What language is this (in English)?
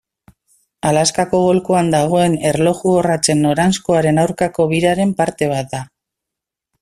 Basque